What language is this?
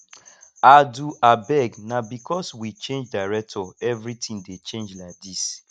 Nigerian Pidgin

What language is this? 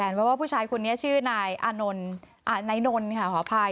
Thai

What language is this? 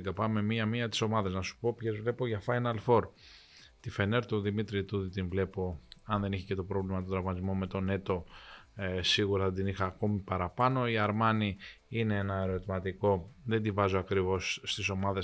Greek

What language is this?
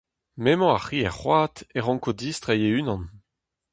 Breton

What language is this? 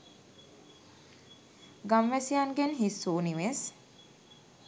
Sinhala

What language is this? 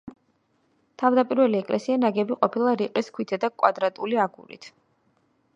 Georgian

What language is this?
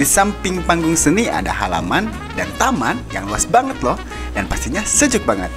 Indonesian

